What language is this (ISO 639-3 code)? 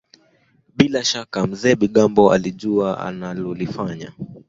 swa